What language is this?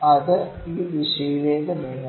Malayalam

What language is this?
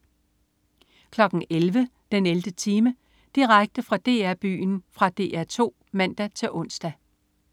Danish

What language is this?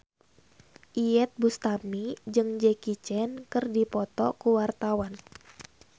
Sundanese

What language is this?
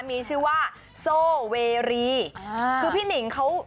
Thai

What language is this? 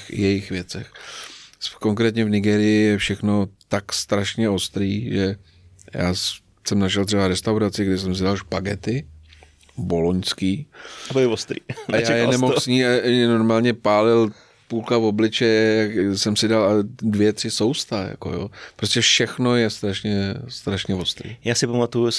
Czech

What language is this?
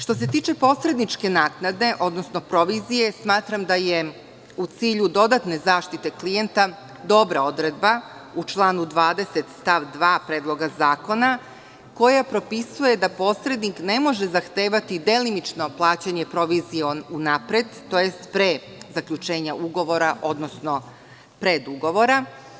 Serbian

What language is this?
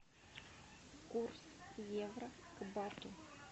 Russian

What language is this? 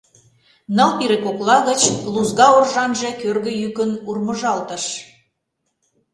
Mari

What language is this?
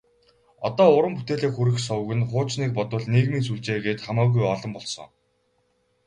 Mongolian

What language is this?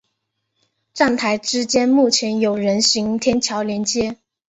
Chinese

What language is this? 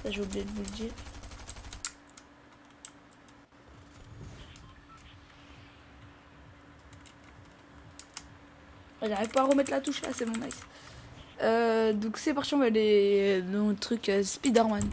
French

